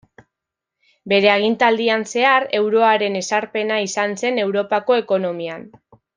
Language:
Basque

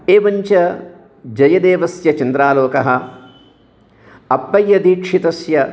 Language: Sanskrit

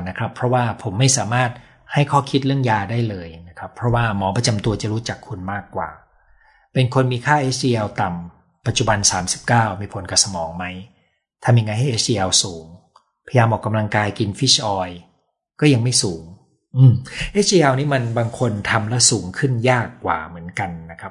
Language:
Thai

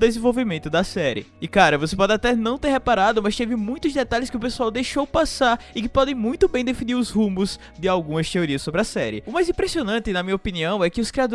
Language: Portuguese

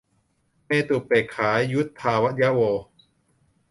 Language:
Thai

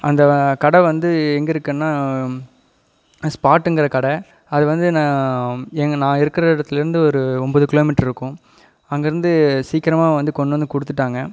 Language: Tamil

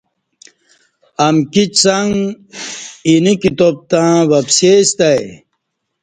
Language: Kati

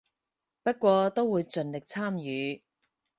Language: Cantonese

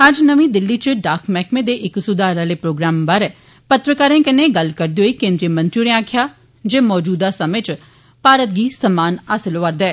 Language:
Dogri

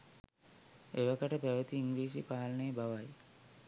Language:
Sinhala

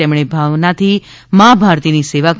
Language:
Gujarati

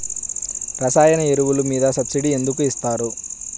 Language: Telugu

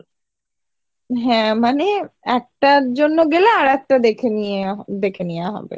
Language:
Bangla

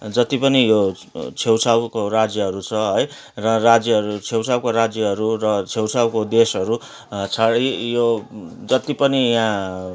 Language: Nepali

